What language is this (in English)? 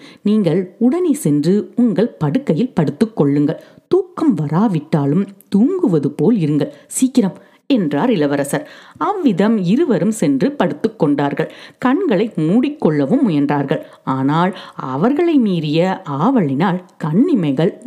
Tamil